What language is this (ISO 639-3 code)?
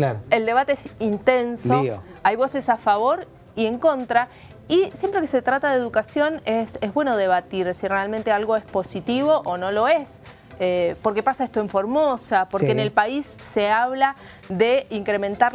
spa